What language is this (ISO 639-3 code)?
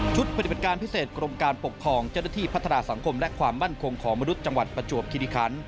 tha